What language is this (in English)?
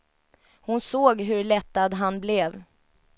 Swedish